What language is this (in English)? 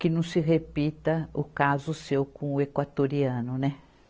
Portuguese